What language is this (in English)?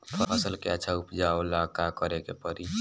Bhojpuri